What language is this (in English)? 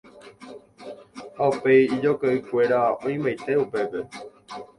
Guarani